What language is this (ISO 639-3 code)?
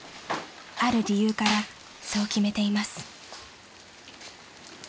jpn